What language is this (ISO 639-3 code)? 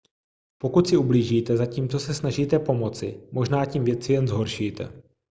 ces